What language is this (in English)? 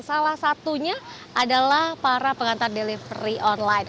Indonesian